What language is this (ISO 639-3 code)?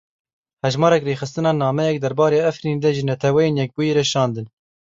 kur